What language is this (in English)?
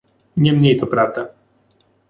Polish